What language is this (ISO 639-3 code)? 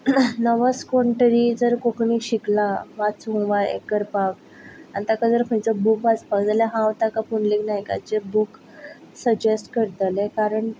kok